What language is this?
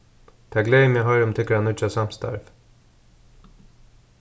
Faroese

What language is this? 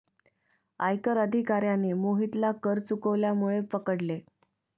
Marathi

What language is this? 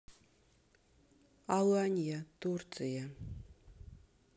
Russian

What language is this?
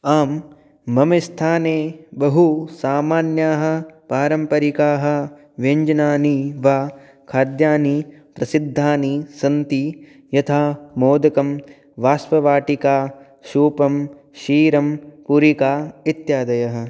Sanskrit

